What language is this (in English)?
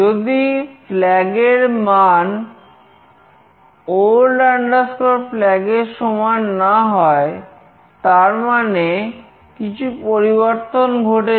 Bangla